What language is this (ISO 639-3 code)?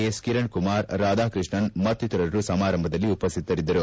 kan